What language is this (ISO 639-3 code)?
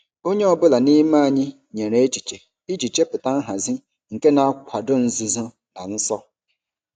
ibo